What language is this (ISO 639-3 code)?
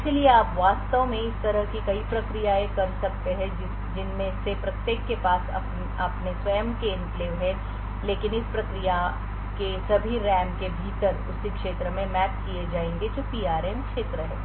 hin